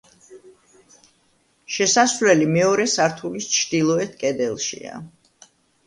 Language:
Georgian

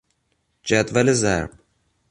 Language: Persian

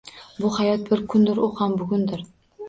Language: Uzbek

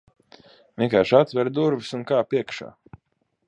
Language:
Latvian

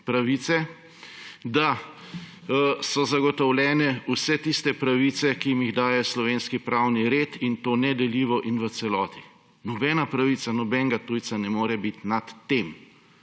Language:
Slovenian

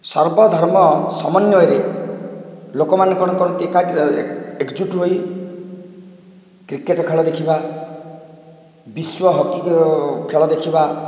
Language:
Odia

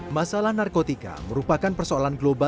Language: Indonesian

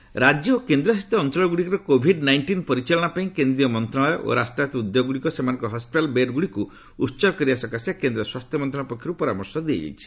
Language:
Odia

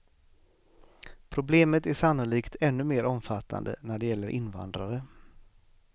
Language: Swedish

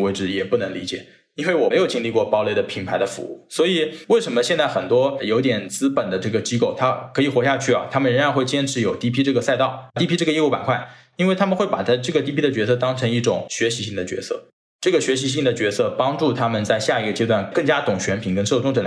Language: Chinese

